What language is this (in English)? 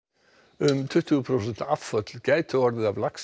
Icelandic